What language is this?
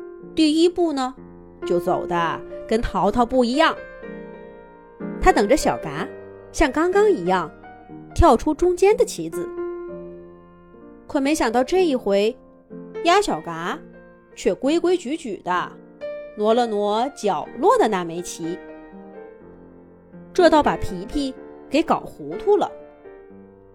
Chinese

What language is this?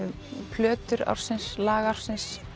Icelandic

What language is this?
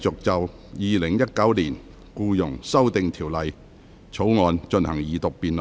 Cantonese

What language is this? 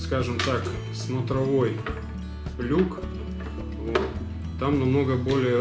Russian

